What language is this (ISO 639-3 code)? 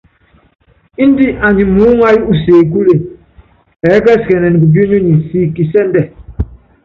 yav